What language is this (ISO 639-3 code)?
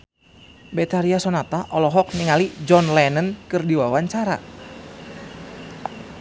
sun